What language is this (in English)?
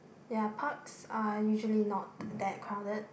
English